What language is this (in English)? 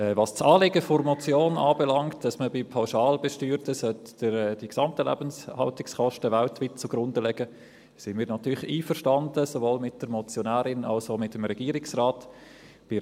Swiss German